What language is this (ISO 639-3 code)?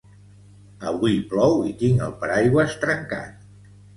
cat